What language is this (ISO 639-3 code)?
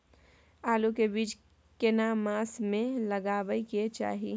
mai